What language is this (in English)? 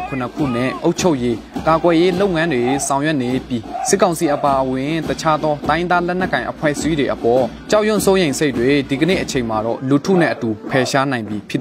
Thai